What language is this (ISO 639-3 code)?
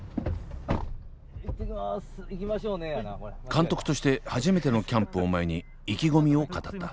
jpn